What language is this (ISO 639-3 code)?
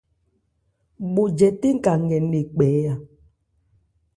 ebr